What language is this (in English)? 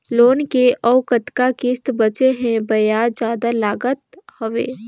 Chhattisgarhi